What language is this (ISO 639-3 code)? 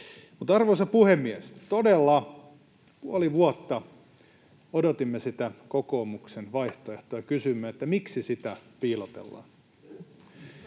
fin